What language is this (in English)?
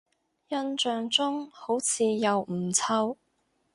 Cantonese